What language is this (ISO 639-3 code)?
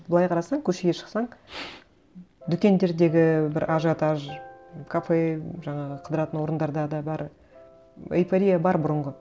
kaz